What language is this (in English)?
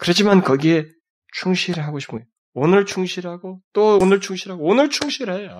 Korean